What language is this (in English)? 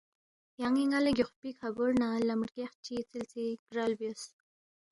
Balti